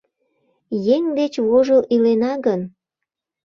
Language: Mari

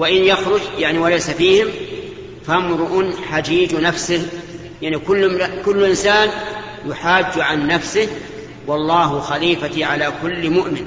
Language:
Arabic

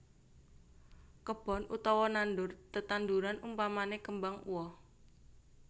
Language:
Javanese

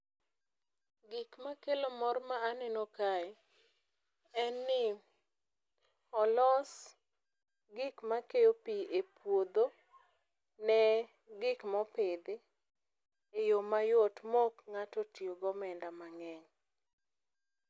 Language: Luo (Kenya and Tanzania)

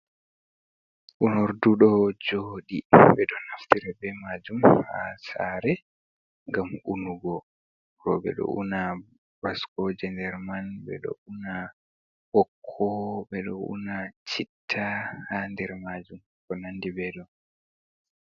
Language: Fula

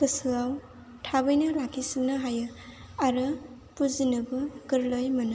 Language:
Bodo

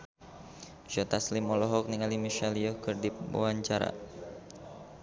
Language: Sundanese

